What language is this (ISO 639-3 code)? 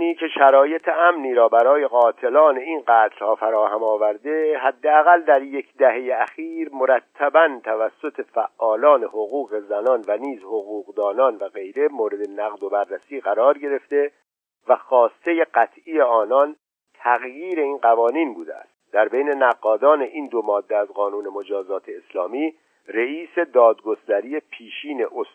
fas